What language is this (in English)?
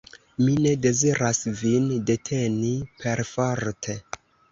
Esperanto